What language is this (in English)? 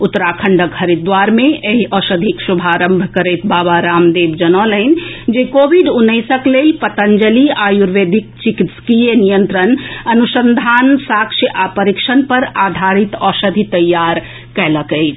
Maithili